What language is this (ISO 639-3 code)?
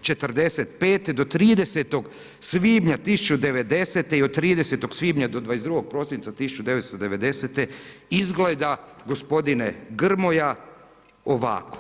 hrv